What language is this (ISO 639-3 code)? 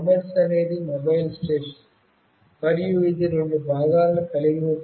tel